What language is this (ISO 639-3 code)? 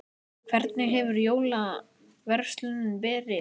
isl